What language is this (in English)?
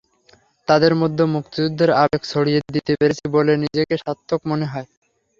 Bangla